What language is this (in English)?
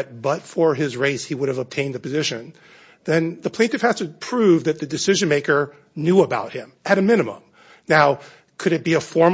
English